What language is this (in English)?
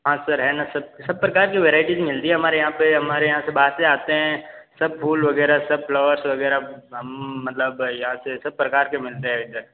Hindi